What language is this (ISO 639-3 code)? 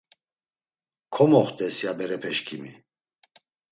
lzz